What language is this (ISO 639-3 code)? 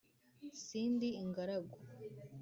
kin